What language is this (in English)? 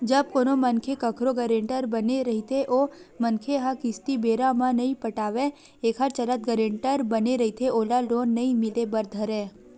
Chhattisgarhi